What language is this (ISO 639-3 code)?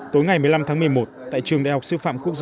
vie